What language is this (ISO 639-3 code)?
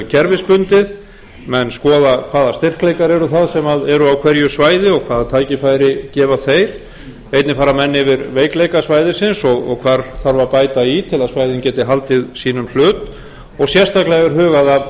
isl